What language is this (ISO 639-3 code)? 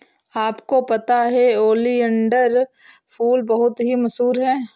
hin